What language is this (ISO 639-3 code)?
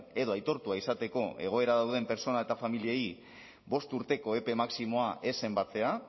eus